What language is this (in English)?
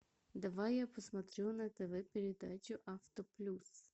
Russian